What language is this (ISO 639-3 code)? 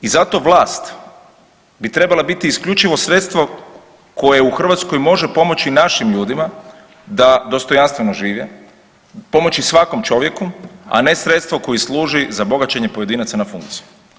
hrv